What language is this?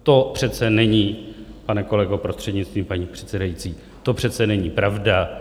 Czech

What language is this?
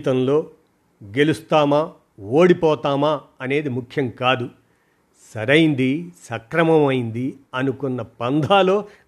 Telugu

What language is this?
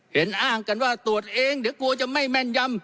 Thai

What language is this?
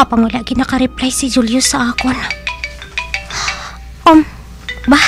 Filipino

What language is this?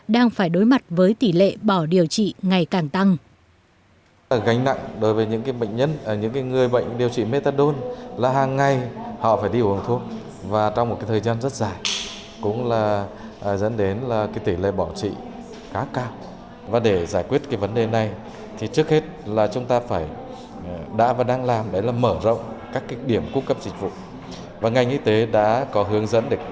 Vietnamese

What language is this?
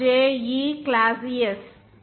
Telugu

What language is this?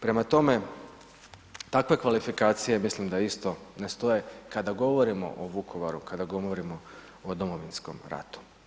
Croatian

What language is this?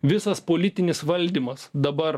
Lithuanian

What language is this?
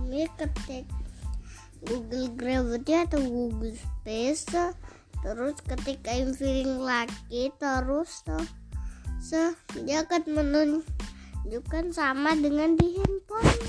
Indonesian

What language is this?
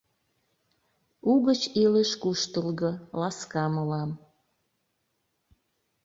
Mari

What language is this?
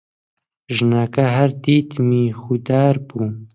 Central Kurdish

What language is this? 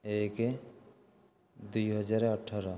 Odia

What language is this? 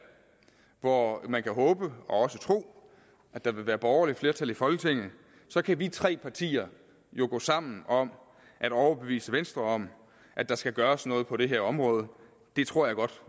Danish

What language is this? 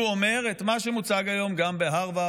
Hebrew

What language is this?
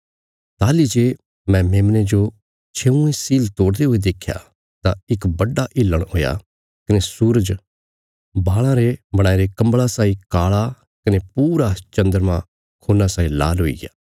Bilaspuri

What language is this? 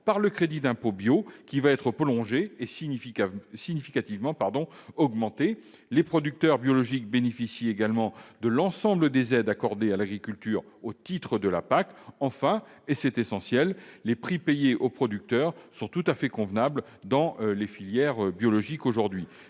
French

